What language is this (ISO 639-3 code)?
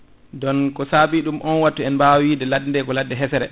ful